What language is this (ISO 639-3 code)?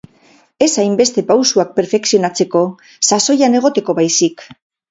eus